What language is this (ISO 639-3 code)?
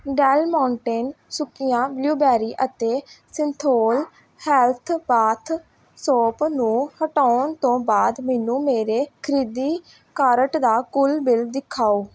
pan